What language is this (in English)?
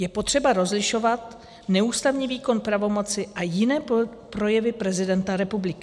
Czech